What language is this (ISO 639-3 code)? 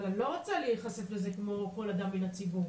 heb